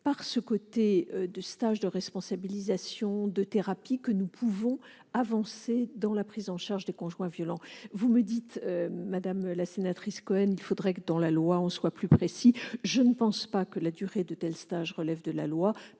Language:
French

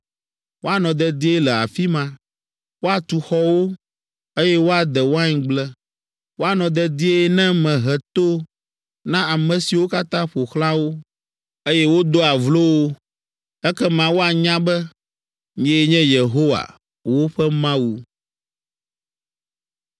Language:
Ewe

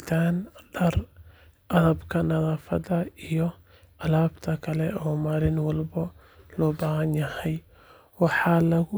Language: Somali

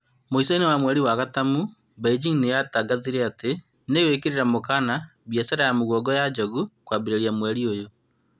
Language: Kikuyu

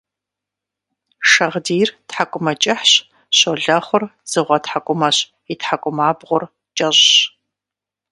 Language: Kabardian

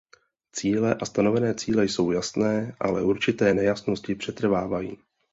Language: Czech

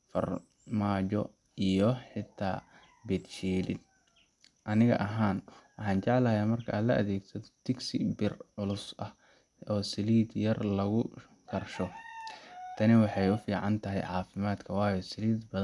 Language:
Somali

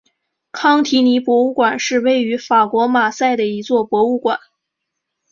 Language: Chinese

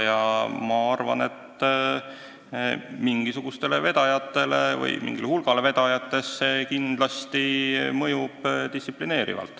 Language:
Estonian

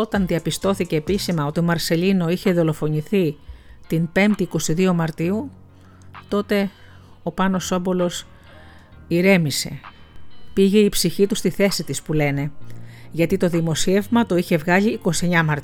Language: Greek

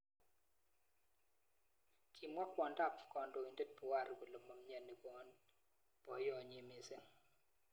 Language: Kalenjin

